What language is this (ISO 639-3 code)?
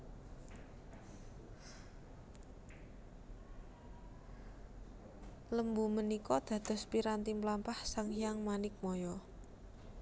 jav